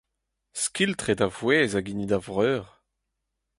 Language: Breton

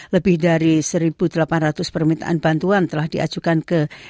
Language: Indonesian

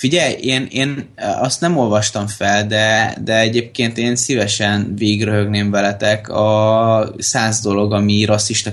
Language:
Hungarian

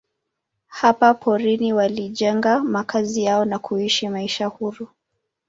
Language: Swahili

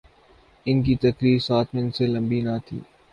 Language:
Urdu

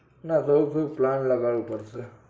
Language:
Gujarati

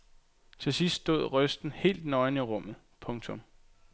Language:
Danish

